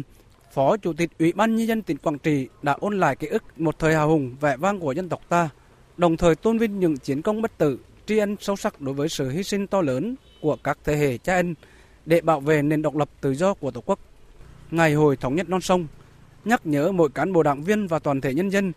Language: Vietnamese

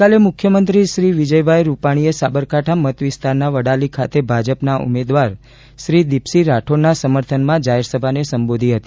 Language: Gujarati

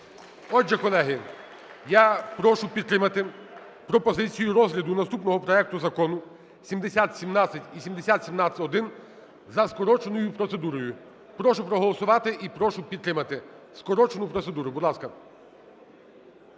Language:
Ukrainian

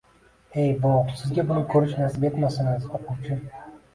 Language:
Uzbek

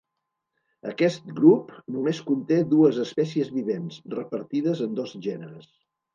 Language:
Catalan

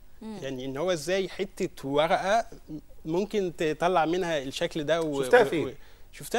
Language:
Arabic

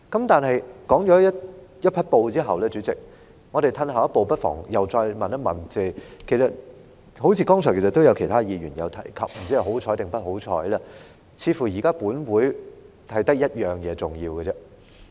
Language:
Cantonese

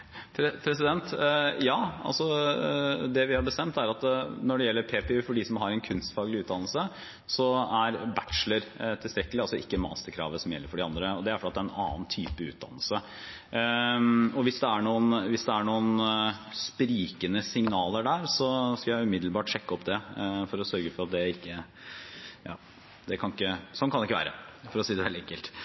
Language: Norwegian Bokmål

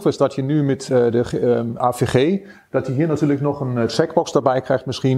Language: Dutch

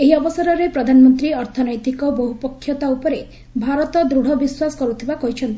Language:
Odia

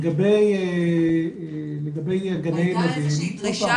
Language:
Hebrew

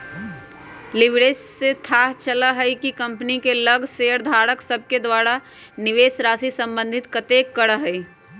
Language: Magahi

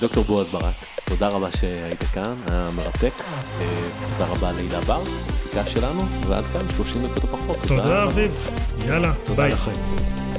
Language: Hebrew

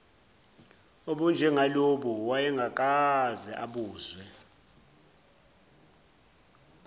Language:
Zulu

